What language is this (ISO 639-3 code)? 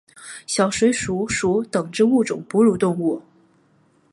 zho